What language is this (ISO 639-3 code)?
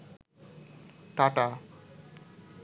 ben